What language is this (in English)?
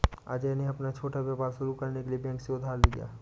Hindi